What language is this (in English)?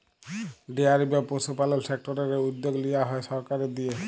Bangla